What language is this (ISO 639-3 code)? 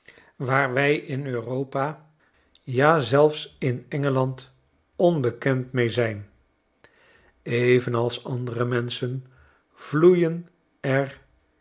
nld